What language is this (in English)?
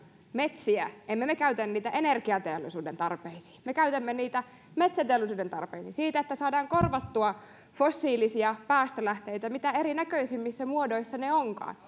Finnish